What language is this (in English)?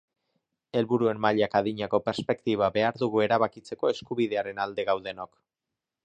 Basque